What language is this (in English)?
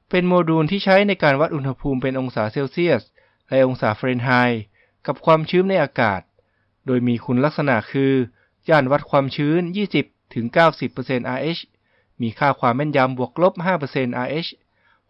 Thai